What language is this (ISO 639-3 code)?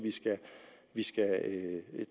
dan